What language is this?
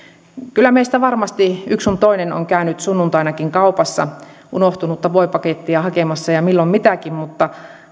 Finnish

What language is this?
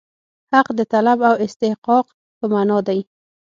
Pashto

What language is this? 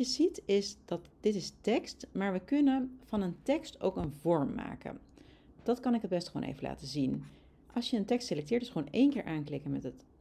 Dutch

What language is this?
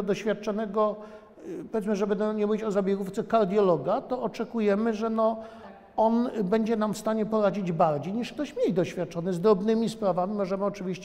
Polish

